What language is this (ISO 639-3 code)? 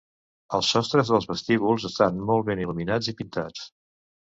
cat